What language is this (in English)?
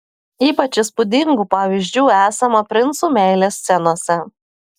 Lithuanian